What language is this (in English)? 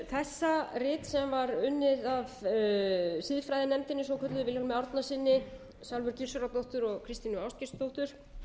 Icelandic